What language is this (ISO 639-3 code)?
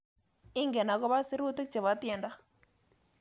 kln